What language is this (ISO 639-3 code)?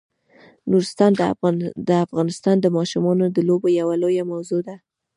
pus